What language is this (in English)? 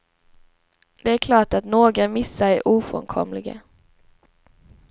Swedish